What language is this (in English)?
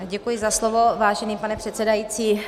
Czech